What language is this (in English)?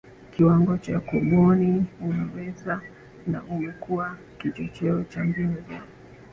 Swahili